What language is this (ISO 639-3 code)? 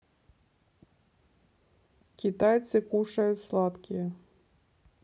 rus